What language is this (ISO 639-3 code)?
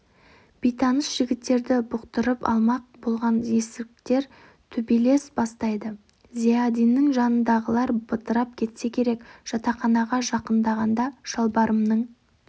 kaz